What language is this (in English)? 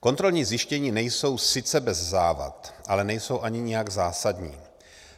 Czech